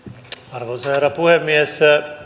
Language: Finnish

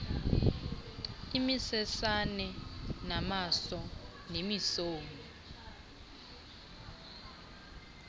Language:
Xhosa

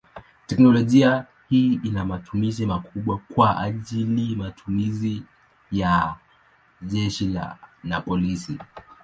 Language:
Swahili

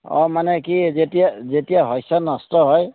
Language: Assamese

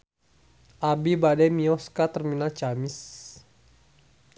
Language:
Sundanese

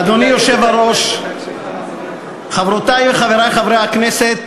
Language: Hebrew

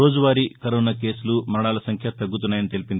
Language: Telugu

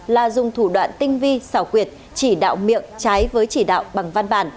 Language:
Vietnamese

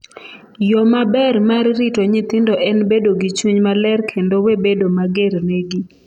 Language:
Luo (Kenya and Tanzania)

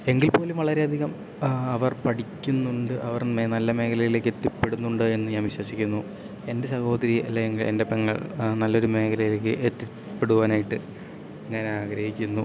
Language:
Malayalam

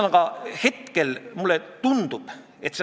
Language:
Estonian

